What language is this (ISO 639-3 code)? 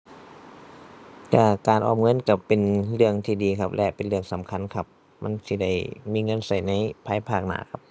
tha